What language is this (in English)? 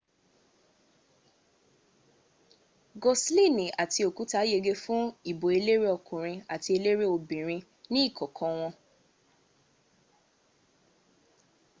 Yoruba